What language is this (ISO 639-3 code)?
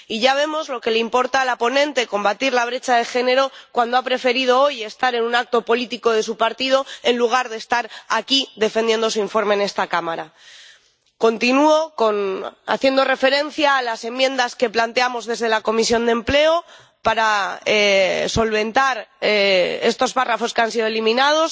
spa